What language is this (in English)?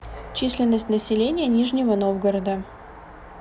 Russian